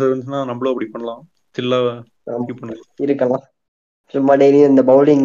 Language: Tamil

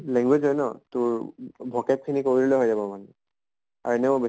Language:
Assamese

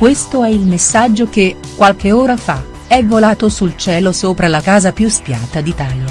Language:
Italian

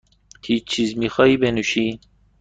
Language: Persian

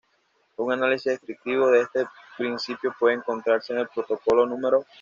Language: Spanish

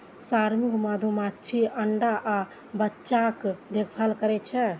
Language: Maithili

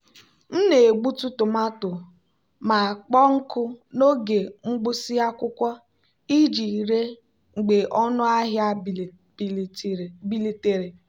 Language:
Igbo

